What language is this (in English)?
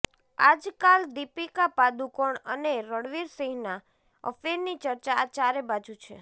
Gujarati